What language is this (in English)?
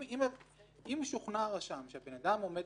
Hebrew